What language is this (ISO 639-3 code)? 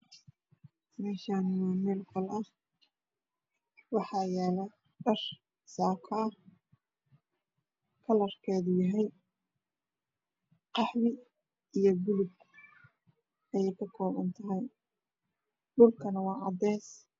som